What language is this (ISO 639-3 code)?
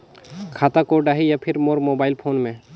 hne